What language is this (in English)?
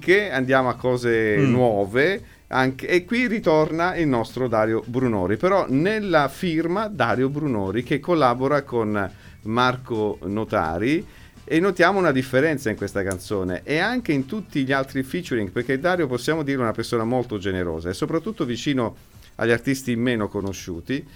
Italian